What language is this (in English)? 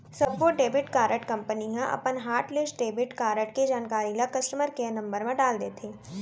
Chhattisgarhi